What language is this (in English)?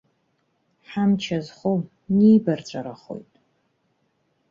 Abkhazian